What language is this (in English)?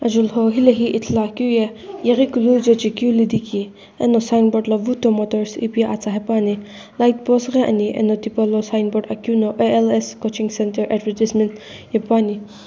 Sumi Naga